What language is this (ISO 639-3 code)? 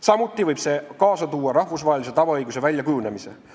est